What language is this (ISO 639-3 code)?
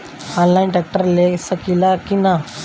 bho